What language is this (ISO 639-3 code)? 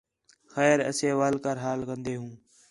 xhe